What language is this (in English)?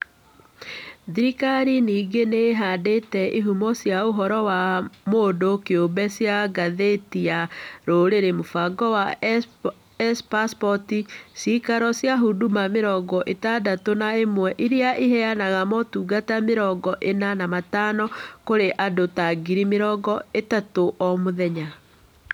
Kikuyu